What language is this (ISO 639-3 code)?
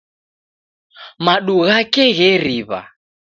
dav